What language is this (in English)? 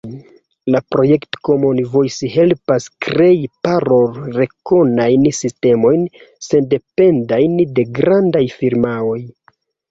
Esperanto